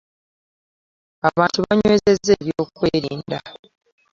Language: Ganda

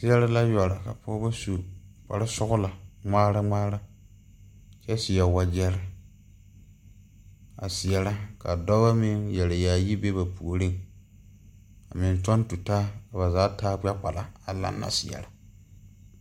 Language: Southern Dagaare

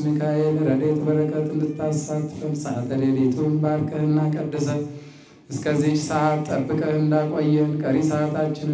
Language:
Arabic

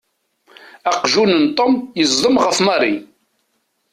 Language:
Kabyle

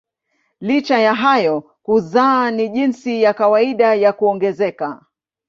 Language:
Swahili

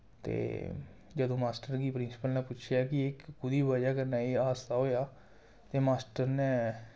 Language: Dogri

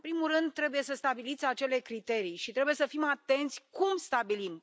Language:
Romanian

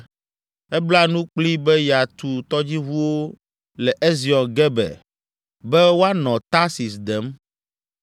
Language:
Ewe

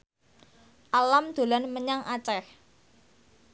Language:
Javanese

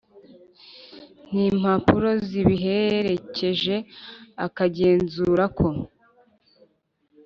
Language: Kinyarwanda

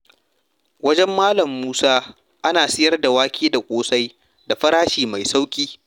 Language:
Hausa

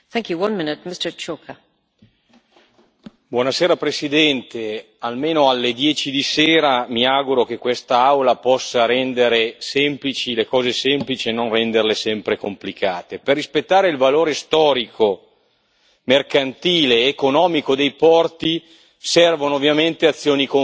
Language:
Italian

